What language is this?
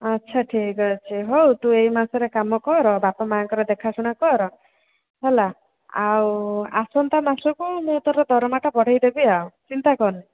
Odia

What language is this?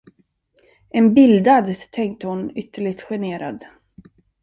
Swedish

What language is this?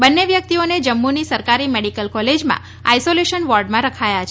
Gujarati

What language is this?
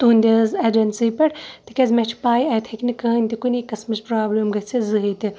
Kashmiri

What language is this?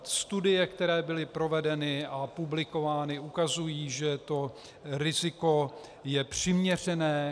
Czech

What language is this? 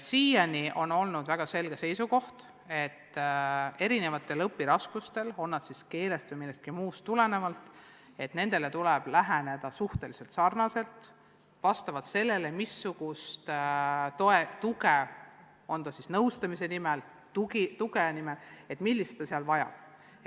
Estonian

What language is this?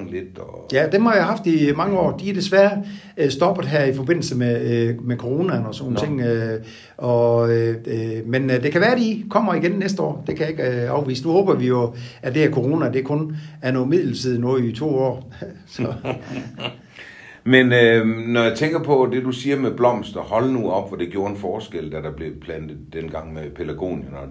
Danish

